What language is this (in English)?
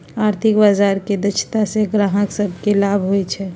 Magahi